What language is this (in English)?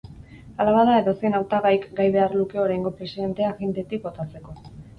Basque